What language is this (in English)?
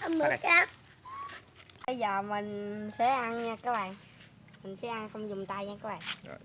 Vietnamese